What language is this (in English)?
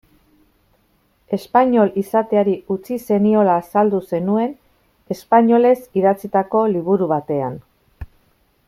Basque